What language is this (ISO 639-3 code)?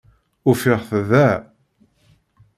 kab